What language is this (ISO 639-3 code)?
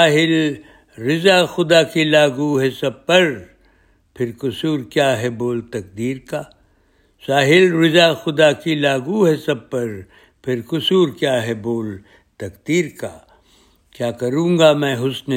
urd